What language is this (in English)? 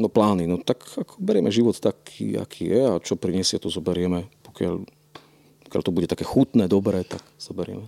Slovak